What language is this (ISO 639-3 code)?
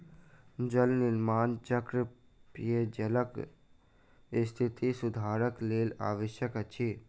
mai